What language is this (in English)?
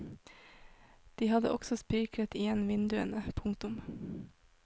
Norwegian